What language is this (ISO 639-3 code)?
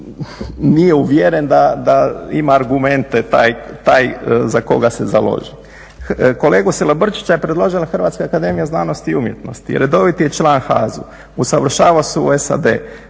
hrv